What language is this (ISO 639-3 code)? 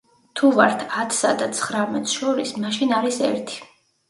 kat